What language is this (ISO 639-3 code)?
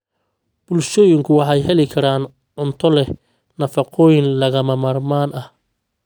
som